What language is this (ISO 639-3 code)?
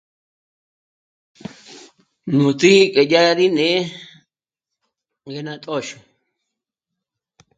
mmc